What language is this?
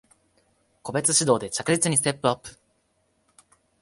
Japanese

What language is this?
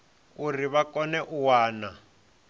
Venda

